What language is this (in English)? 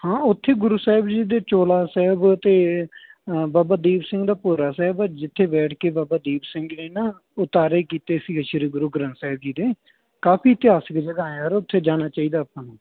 Punjabi